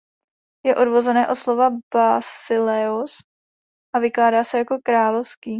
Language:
Czech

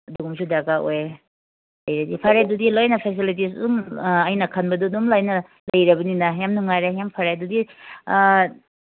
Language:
Manipuri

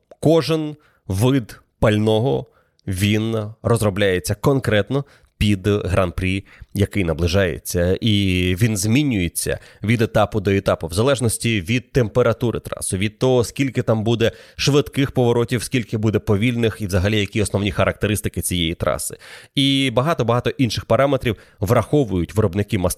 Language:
Ukrainian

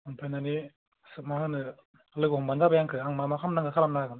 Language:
Bodo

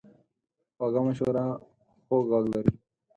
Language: Pashto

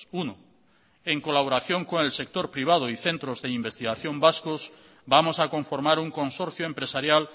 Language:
Spanish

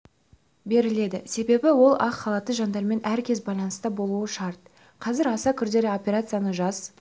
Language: Kazakh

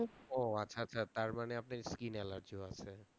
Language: Bangla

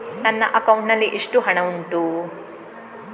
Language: Kannada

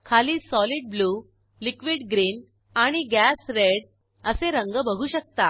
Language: Marathi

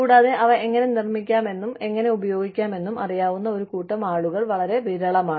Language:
Malayalam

